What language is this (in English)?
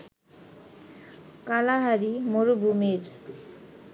Bangla